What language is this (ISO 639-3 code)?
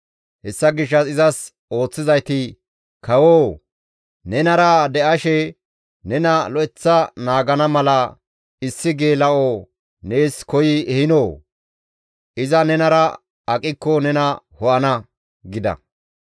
gmv